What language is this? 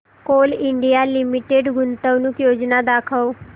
Marathi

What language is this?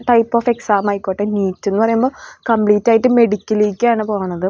Malayalam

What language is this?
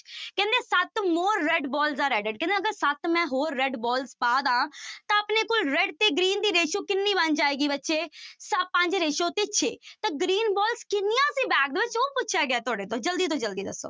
Punjabi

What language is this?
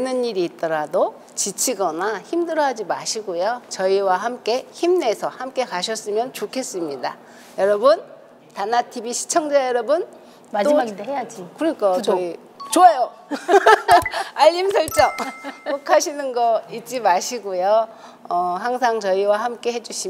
Korean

